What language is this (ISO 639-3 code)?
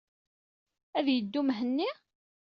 kab